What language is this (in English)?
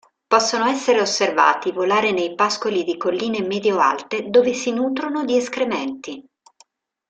Italian